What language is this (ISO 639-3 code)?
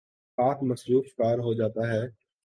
urd